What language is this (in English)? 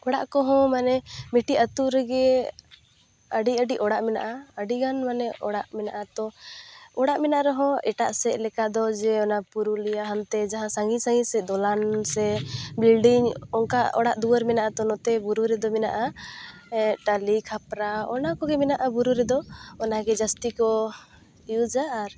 Santali